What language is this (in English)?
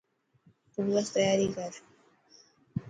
Dhatki